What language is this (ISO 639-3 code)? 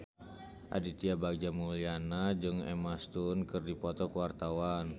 sun